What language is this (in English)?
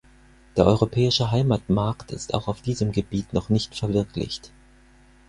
German